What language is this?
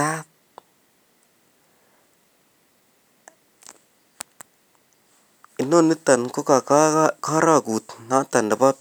Kalenjin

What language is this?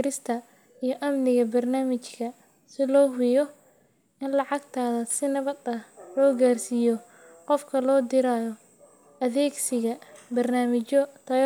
Somali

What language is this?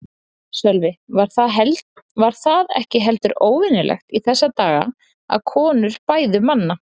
Icelandic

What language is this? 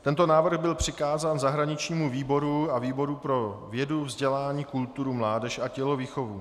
Czech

